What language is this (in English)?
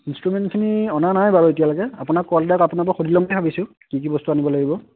Assamese